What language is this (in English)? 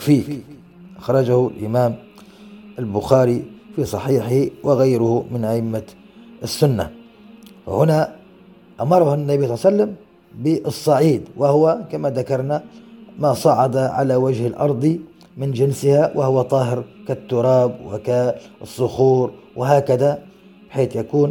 Arabic